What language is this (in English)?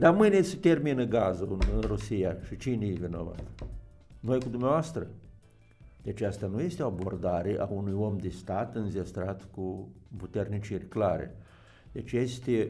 Romanian